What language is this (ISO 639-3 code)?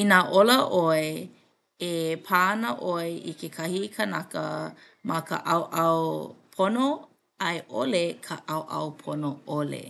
haw